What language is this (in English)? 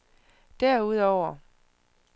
Danish